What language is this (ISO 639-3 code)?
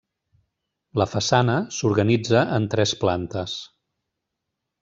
cat